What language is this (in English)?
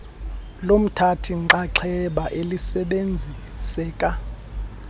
Xhosa